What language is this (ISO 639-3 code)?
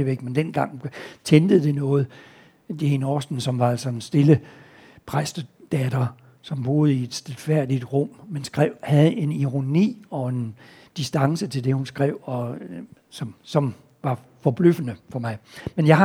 dan